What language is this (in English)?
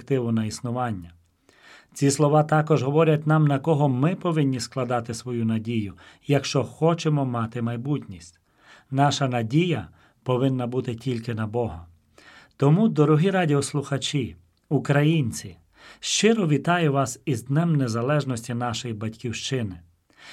Ukrainian